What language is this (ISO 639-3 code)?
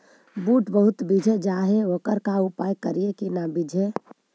mag